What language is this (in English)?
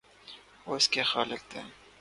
Urdu